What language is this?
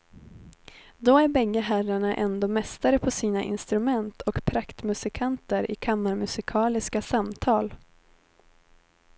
Swedish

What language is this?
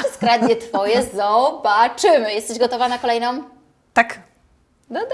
Polish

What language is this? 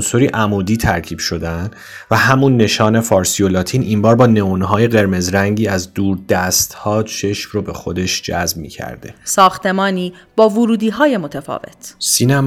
Persian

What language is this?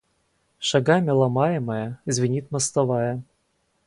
Russian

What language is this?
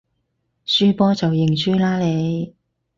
Cantonese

